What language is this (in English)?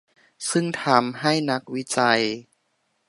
Thai